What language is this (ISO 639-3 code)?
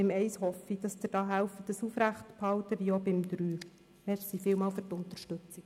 gsw